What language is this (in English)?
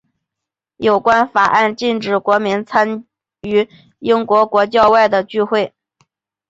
Chinese